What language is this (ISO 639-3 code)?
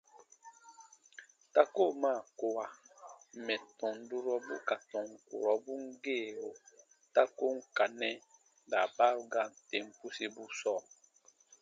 bba